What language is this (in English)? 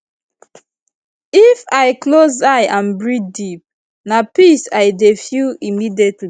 Nigerian Pidgin